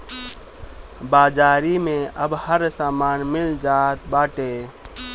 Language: Bhojpuri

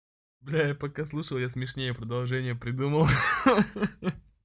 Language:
Russian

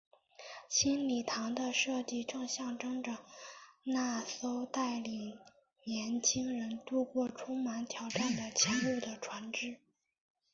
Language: Chinese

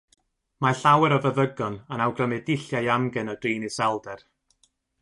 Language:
Welsh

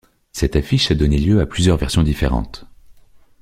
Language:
French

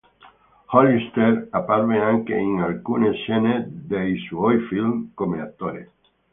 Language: Italian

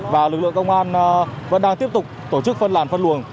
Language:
Vietnamese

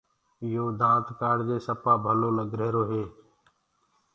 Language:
Gurgula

